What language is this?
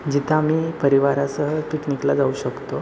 Marathi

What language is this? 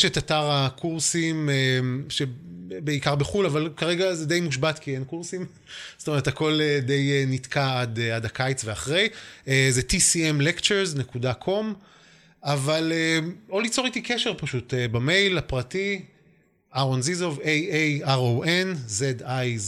Hebrew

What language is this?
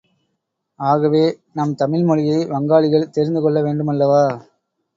Tamil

